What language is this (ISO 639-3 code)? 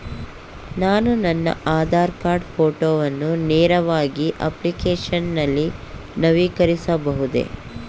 kan